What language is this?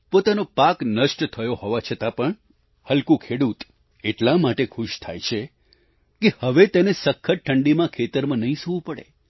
Gujarati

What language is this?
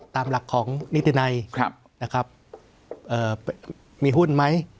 Thai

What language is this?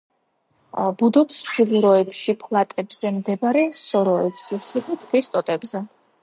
Georgian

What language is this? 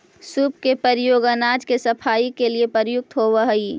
Magahi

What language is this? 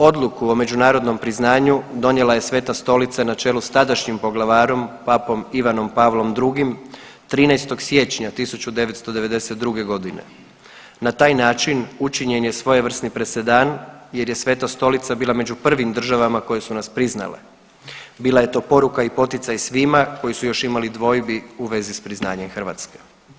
Croatian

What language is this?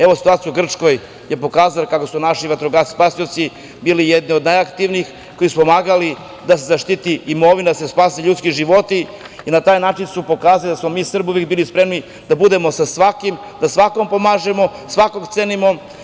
Serbian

